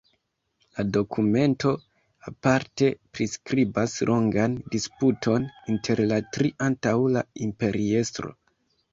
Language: Esperanto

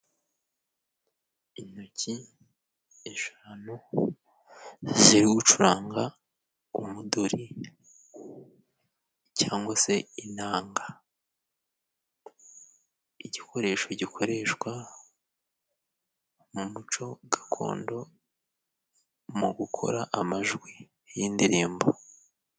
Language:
Kinyarwanda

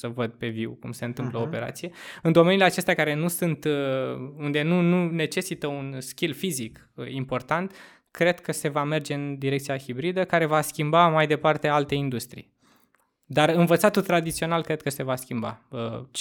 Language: Romanian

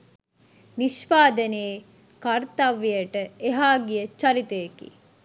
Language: Sinhala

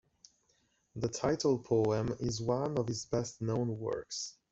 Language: English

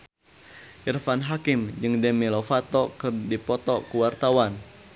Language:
Sundanese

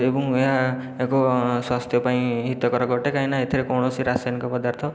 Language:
Odia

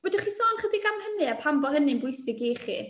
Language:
Welsh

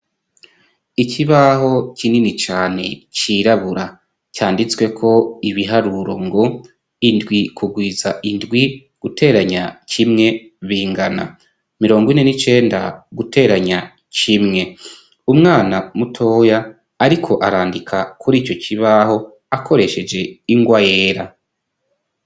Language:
Rundi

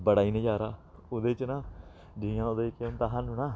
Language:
Dogri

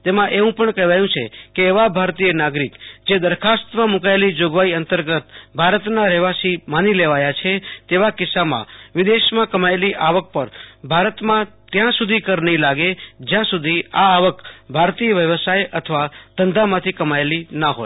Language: Gujarati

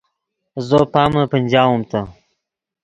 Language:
Yidgha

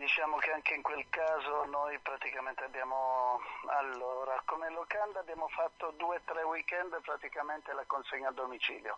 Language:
Italian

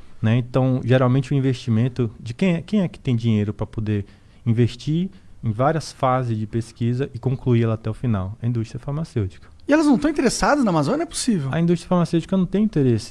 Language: Portuguese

